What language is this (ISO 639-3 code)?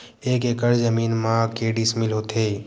hne